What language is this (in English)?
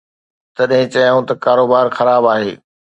Sindhi